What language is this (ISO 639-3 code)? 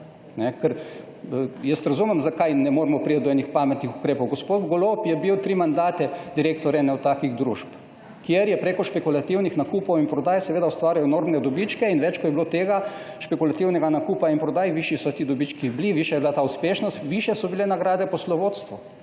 slv